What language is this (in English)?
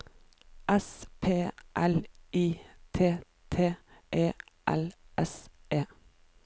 Norwegian